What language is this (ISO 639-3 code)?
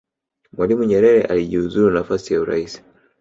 swa